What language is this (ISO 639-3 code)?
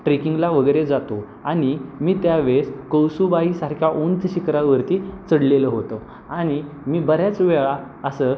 mar